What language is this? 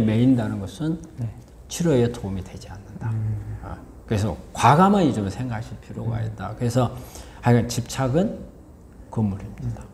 Korean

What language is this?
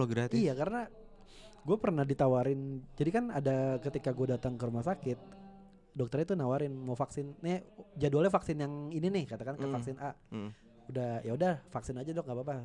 Indonesian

